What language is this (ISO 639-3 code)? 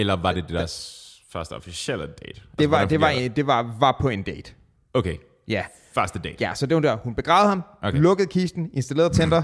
dan